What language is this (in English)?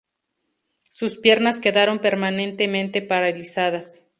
Spanish